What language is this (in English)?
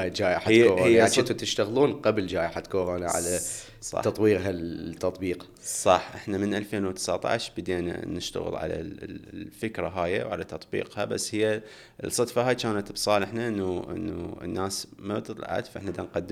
Arabic